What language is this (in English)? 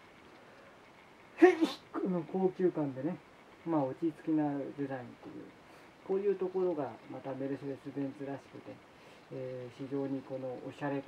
Japanese